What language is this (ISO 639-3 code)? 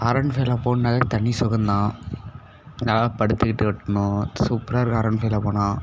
tam